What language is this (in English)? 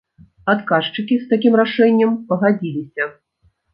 Belarusian